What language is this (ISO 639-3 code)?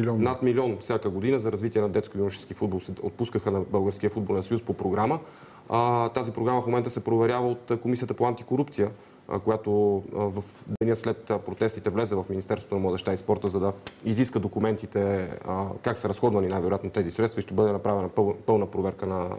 bul